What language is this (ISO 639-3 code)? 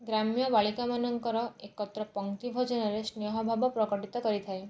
ori